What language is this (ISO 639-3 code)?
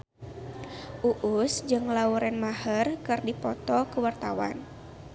sun